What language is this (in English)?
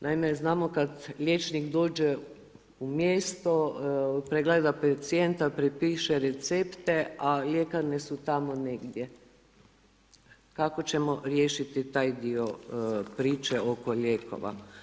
Croatian